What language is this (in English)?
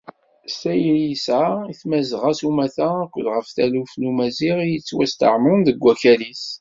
Kabyle